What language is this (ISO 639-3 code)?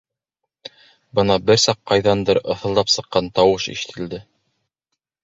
bak